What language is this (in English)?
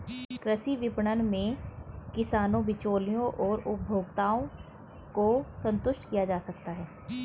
Hindi